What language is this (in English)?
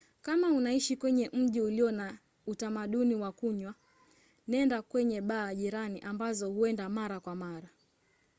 Swahili